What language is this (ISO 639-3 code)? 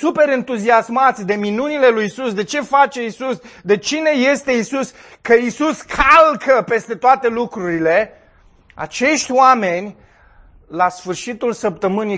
ron